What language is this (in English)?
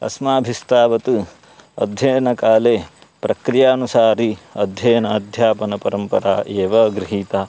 Sanskrit